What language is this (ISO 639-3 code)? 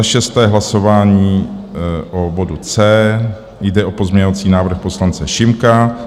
ces